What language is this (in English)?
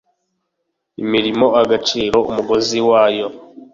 Kinyarwanda